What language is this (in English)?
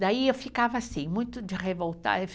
Portuguese